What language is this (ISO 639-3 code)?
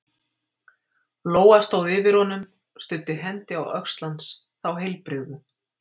isl